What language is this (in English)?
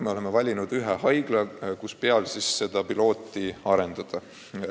Estonian